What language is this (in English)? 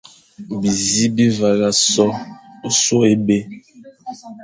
Fang